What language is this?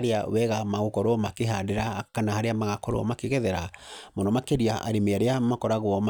Kikuyu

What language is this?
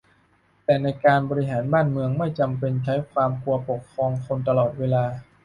Thai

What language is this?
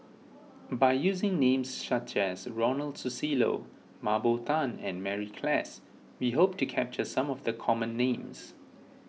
English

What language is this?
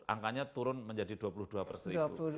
Indonesian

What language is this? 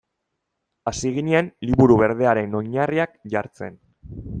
Basque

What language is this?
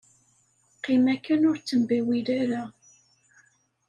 Kabyle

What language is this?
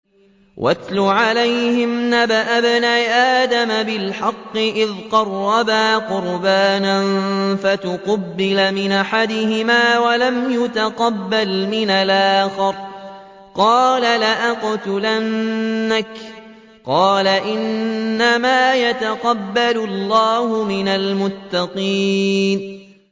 Arabic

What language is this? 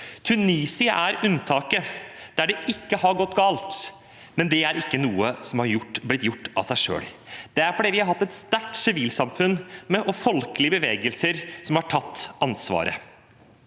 Norwegian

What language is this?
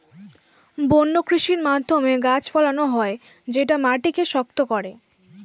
Bangla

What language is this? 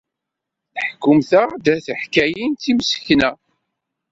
Kabyle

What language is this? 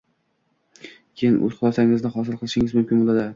Uzbek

